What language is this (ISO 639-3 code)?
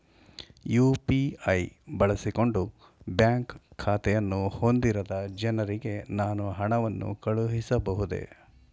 kan